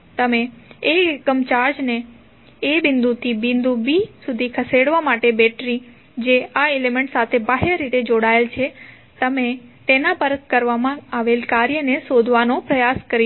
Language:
Gujarati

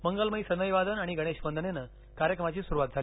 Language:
Marathi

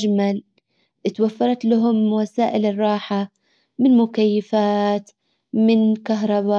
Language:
Hijazi Arabic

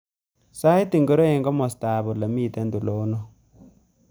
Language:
Kalenjin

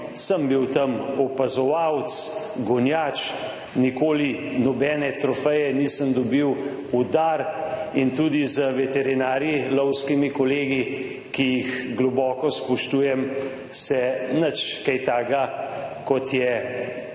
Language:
Slovenian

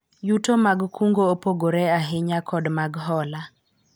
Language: Luo (Kenya and Tanzania)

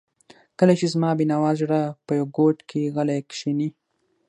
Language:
Pashto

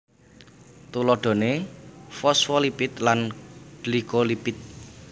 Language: Javanese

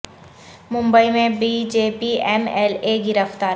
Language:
Urdu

